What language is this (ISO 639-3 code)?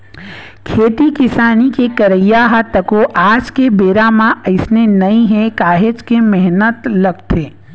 hne